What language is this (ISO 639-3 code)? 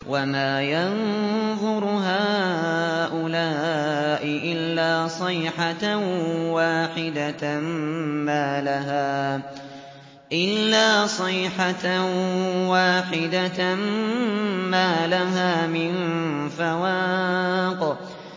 ara